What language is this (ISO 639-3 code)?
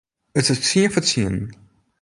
fry